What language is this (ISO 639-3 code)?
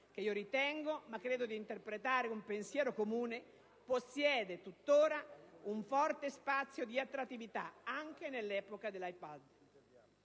ita